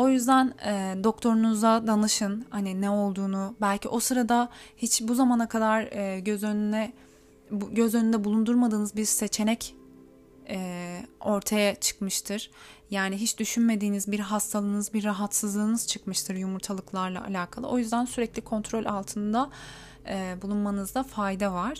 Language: Turkish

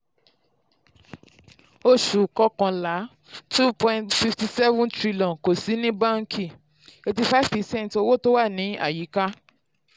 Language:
Yoruba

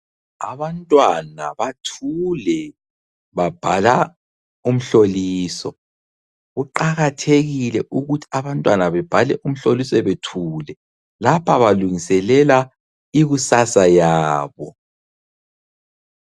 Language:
North Ndebele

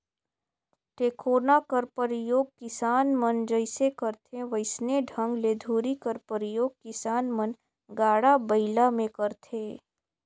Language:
Chhattisgarhi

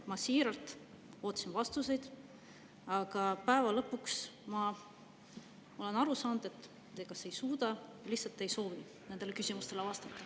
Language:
Estonian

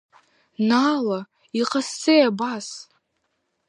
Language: Abkhazian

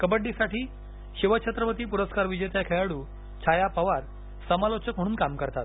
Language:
Marathi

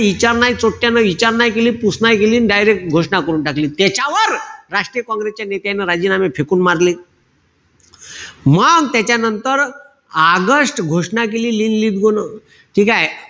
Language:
Marathi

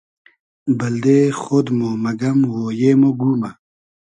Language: Hazaragi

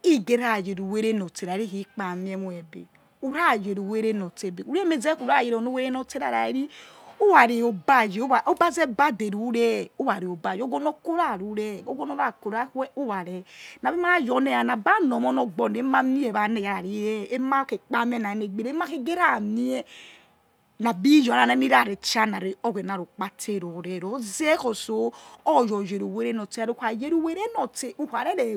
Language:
Yekhee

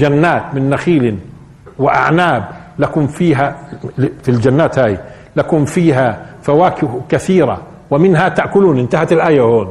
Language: Arabic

